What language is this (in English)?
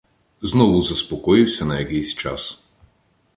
Ukrainian